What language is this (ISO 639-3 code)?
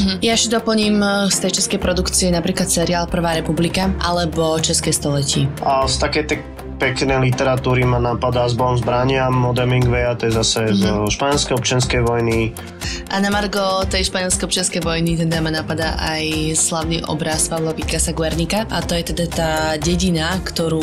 slk